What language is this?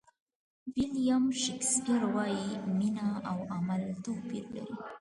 Pashto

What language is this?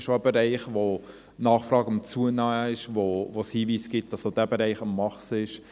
Swiss German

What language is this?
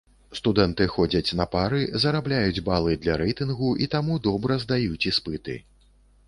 Belarusian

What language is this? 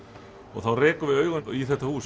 Icelandic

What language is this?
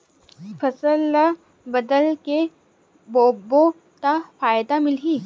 Chhattisgarhi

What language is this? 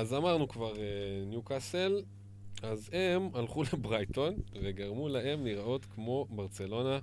Hebrew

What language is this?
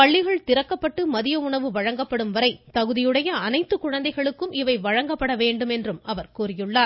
Tamil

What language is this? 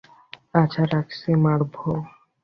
Bangla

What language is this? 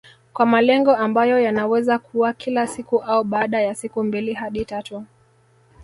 Swahili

